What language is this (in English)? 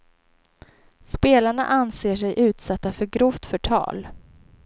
Swedish